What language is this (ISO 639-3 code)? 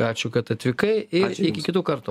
lit